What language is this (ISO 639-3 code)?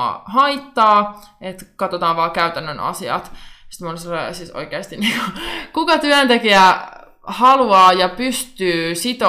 fin